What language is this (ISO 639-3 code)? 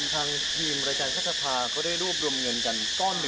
tha